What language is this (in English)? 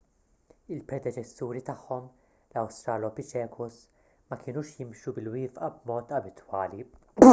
Maltese